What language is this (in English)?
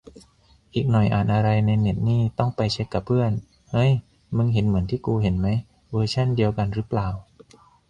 Thai